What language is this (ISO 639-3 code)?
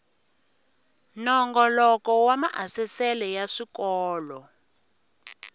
tso